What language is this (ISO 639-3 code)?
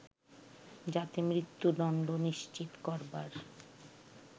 ben